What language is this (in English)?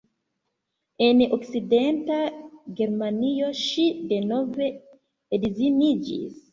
Esperanto